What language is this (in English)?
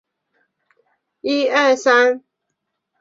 Chinese